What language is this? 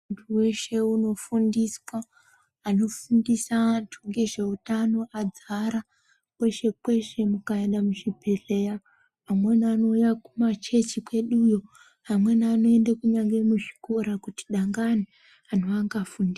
Ndau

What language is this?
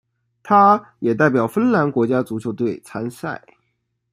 Chinese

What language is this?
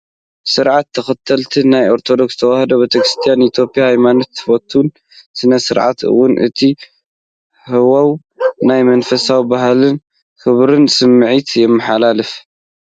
Tigrinya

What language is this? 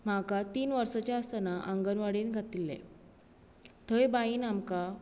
Konkani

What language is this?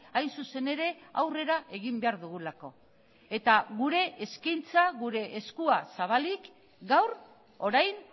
Basque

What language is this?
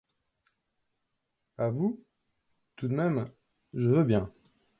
French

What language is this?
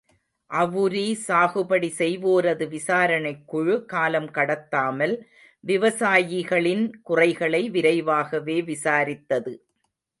Tamil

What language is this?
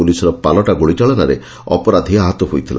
Odia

